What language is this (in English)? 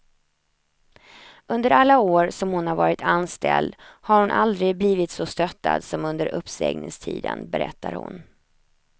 Swedish